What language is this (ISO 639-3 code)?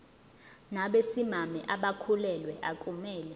zul